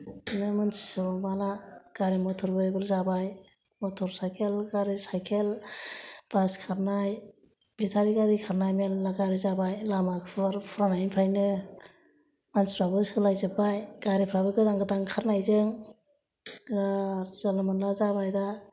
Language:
Bodo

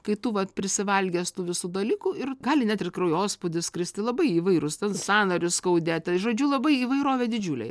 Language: Lithuanian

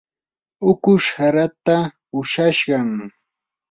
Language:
Yanahuanca Pasco Quechua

